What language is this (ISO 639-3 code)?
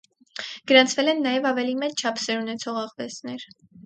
hye